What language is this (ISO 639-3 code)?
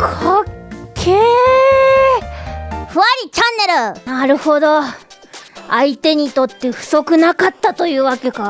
jpn